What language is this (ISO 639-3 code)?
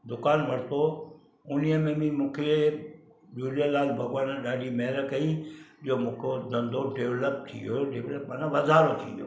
snd